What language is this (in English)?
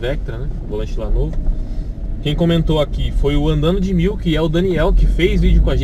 Portuguese